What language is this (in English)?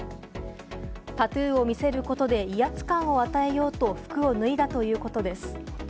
Japanese